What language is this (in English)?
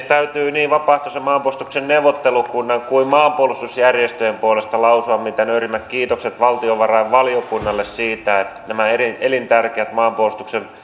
Finnish